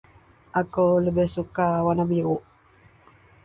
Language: Central Melanau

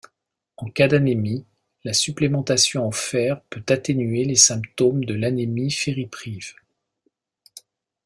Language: French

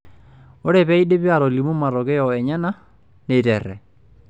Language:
Masai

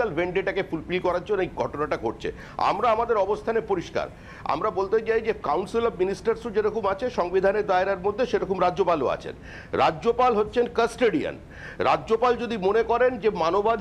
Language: Hindi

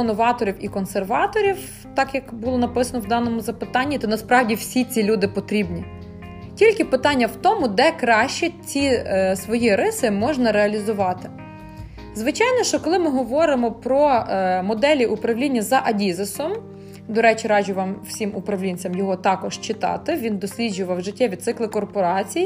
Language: Ukrainian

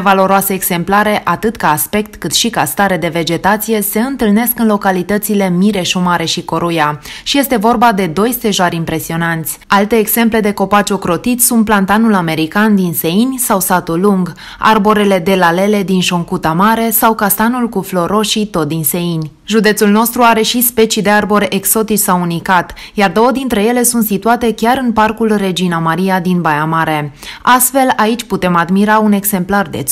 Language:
Romanian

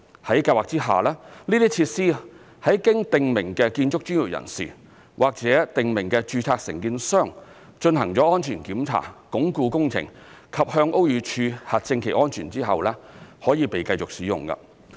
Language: Cantonese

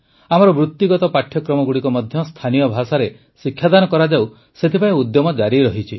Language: Odia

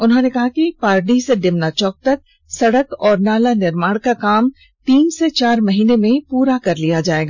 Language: Hindi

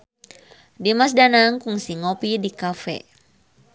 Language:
Sundanese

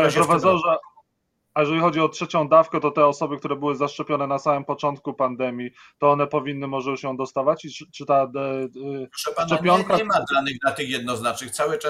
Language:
Polish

